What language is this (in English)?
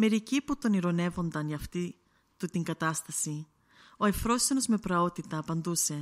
Greek